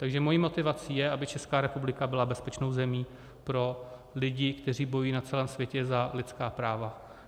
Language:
Czech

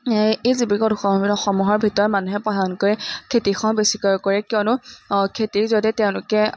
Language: Assamese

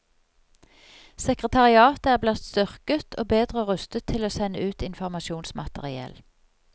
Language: Norwegian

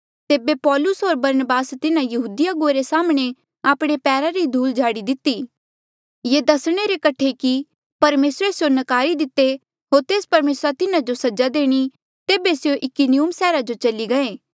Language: Mandeali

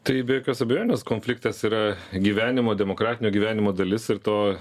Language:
Lithuanian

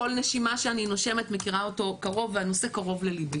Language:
Hebrew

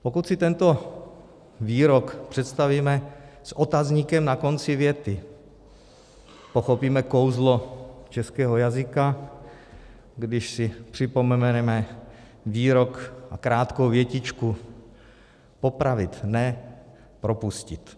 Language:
Czech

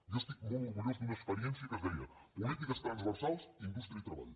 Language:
Catalan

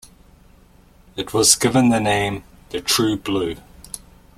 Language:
English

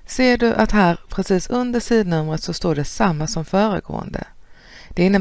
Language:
Swedish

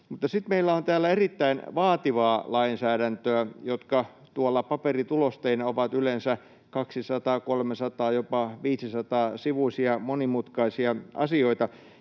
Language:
Finnish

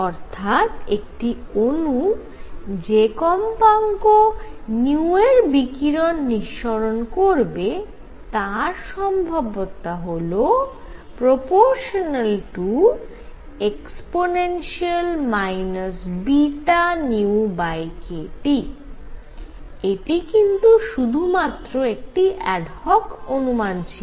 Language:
Bangla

